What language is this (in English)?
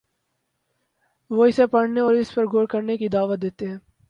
Urdu